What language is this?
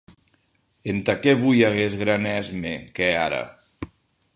Occitan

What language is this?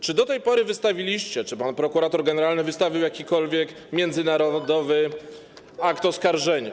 Polish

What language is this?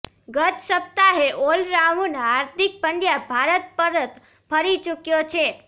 Gujarati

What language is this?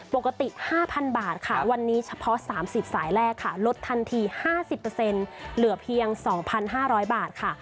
Thai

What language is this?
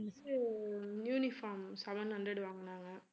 Tamil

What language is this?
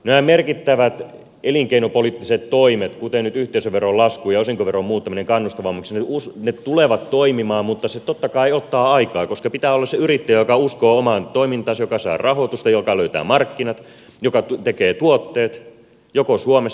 Finnish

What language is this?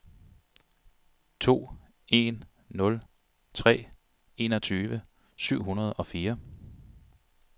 Danish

